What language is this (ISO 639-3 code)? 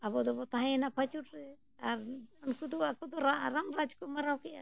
sat